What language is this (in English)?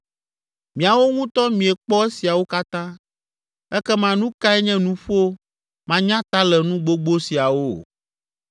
Ewe